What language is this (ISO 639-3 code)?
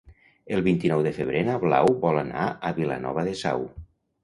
cat